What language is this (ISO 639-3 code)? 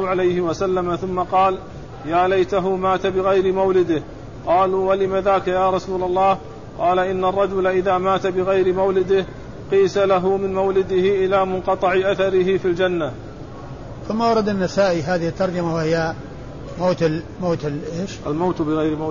ara